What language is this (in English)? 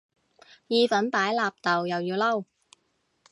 Cantonese